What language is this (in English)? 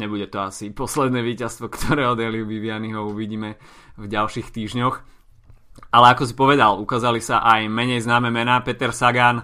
Slovak